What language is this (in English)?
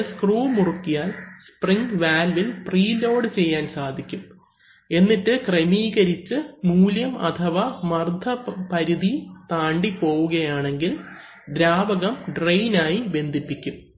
Malayalam